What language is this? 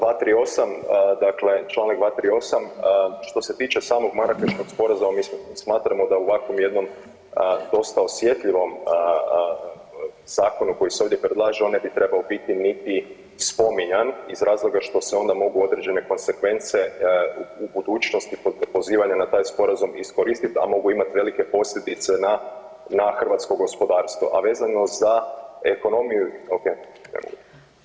Croatian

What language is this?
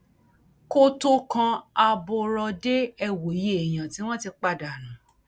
Yoruba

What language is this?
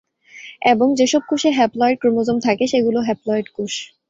Bangla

